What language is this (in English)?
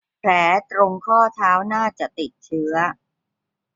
Thai